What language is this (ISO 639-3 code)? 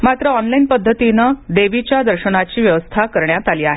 mar